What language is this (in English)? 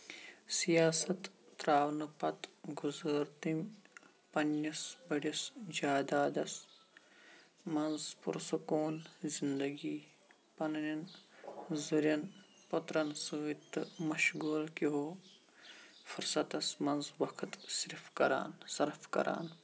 Kashmiri